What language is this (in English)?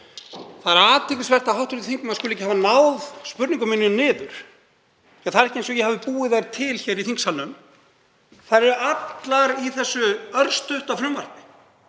Icelandic